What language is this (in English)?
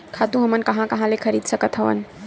Chhattisgarhi